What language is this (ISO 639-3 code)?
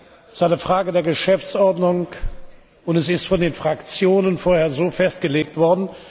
deu